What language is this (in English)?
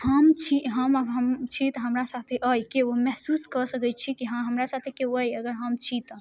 Maithili